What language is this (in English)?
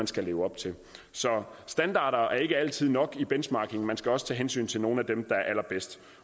Danish